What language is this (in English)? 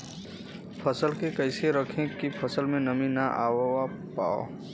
Bhojpuri